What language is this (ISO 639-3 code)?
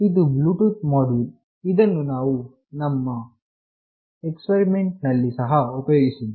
kan